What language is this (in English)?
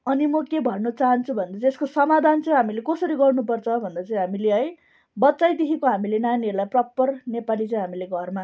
Nepali